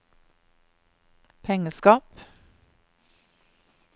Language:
Norwegian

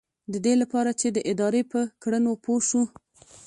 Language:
Pashto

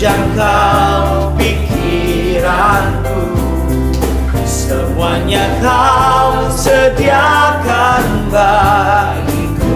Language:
Indonesian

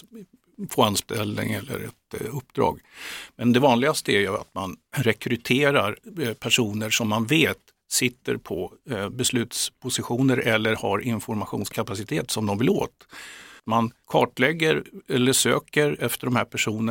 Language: Swedish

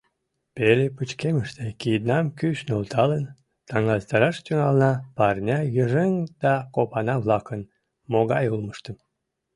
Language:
Mari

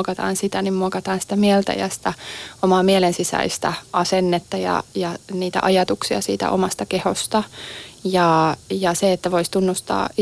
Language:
Finnish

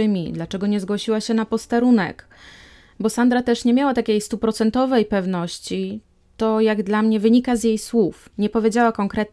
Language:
Polish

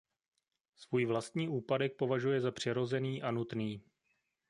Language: Czech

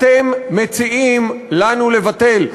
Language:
Hebrew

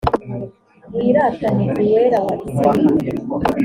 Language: Kinyarwanda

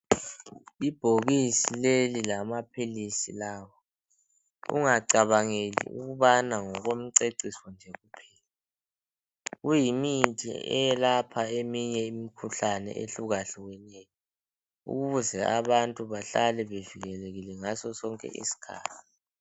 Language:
North Ndebele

